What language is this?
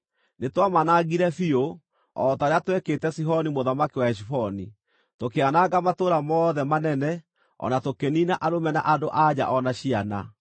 Kikuyu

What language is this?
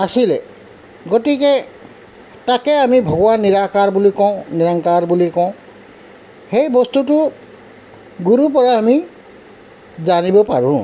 Assamese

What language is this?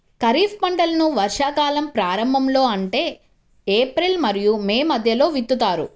Telugu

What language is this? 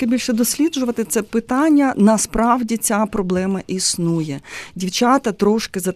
Ukrainian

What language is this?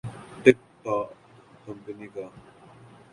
Urdu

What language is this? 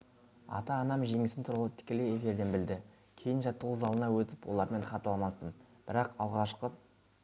Kazakh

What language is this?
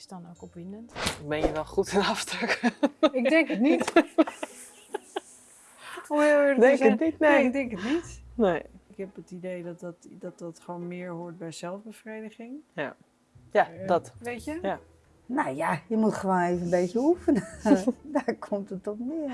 Dutch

